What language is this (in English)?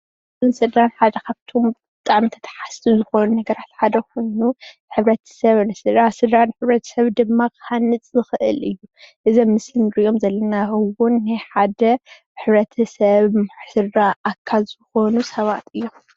Tigrinya